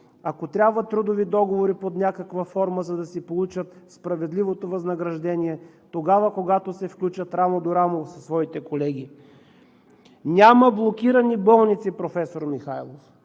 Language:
Bulgarian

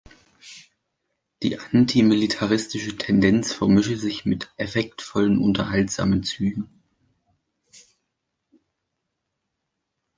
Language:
German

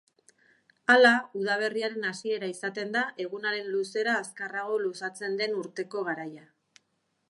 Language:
Basque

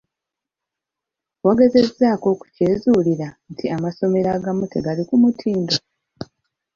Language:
Ganda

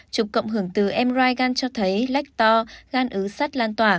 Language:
Vietnamese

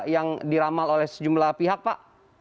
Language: Indonesian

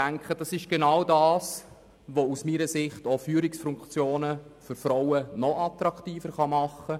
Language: Swiss German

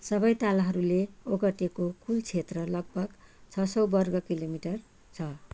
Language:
Nepali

